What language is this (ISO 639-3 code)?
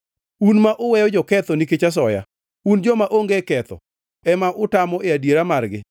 luo